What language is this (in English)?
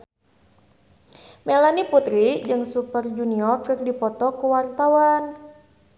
Sundanese